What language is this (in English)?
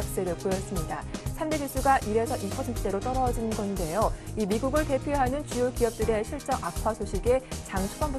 Korean